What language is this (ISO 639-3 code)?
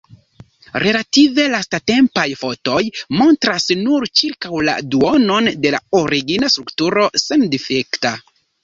epo